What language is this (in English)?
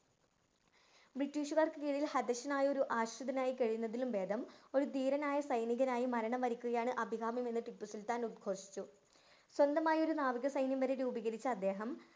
Malayalam